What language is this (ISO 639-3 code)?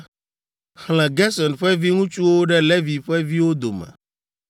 ewe